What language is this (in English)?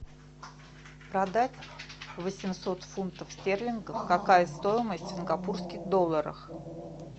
Russian